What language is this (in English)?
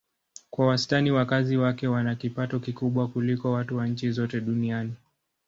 Swahili